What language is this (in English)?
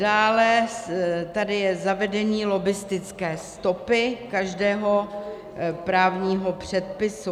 Czech